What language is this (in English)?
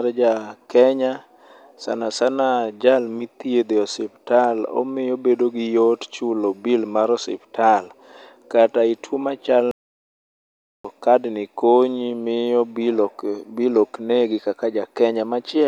Luo (Kenya and Tanzania)